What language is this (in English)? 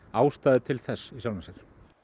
Icelandic